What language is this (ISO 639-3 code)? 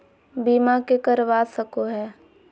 mag